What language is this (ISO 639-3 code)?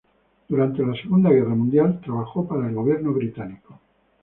spa